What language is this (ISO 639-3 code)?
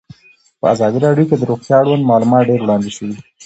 pus